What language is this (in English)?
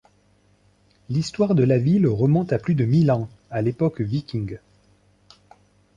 French